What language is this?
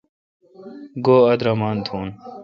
Kalkoti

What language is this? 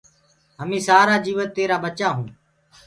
Gurgula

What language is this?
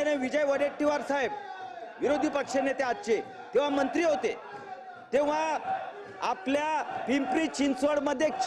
Marathi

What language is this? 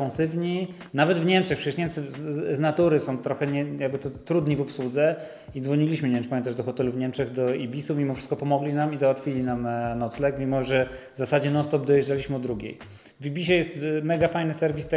Polish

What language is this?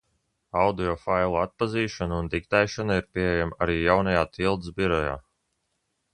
Latvian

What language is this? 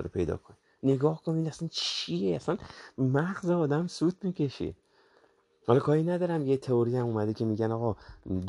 Persian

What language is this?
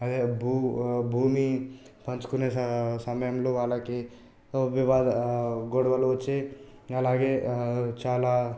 Telugu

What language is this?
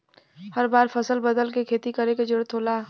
Bhojpuri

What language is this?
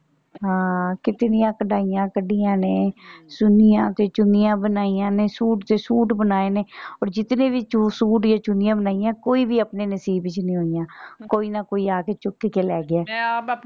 Punjabi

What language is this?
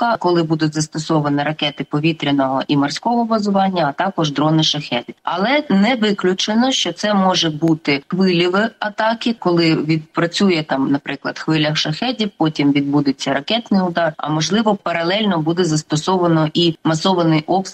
Ukrainian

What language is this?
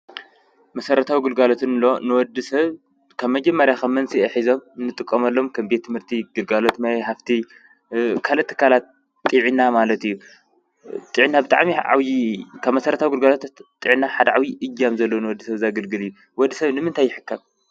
Tigrinya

